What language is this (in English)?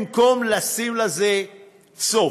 Hebrew